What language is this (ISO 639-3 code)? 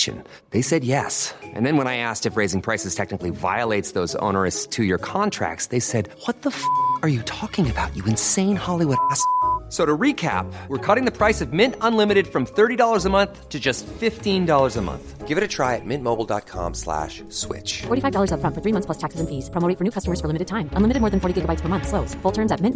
swe